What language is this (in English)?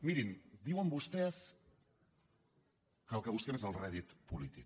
Catalan